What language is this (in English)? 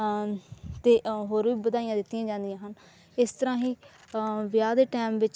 Punjabi